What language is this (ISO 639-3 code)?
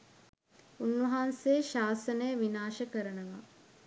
sin